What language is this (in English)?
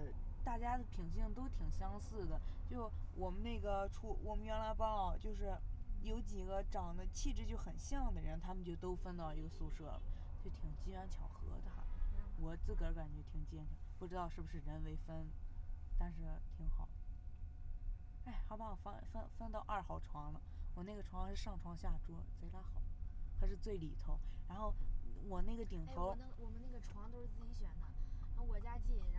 Chinese